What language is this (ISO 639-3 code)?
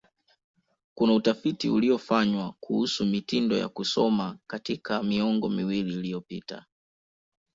swa